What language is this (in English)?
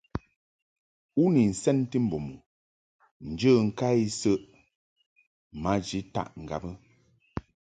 Mungaka